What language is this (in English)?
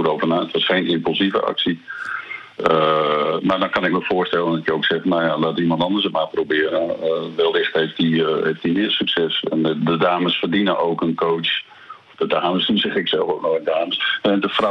Dutch